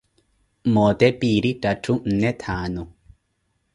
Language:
Koti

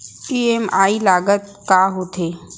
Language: Chhattisgarhi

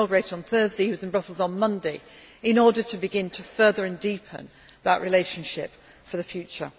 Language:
English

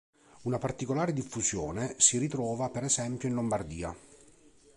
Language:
Italian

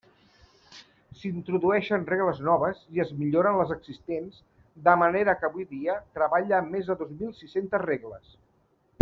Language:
Catalan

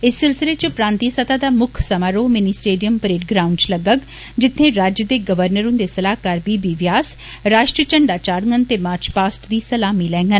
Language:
Dogri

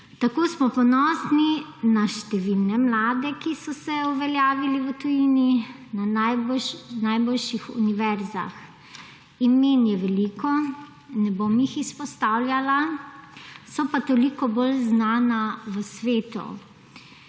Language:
Slovenian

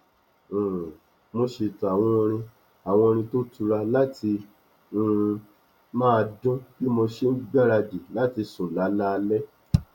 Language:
Yoruba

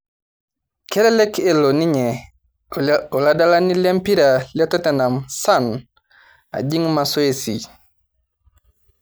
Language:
Masai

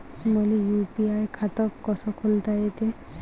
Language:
Marathi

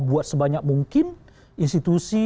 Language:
Indonesian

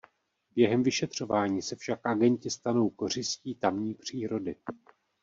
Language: Czech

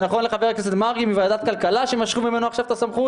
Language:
Hebrew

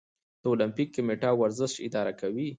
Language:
Pashto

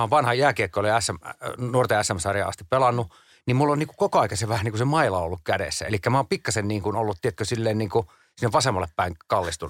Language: Finnish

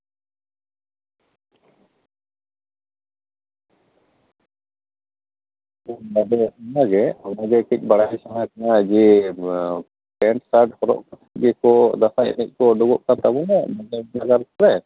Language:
Santali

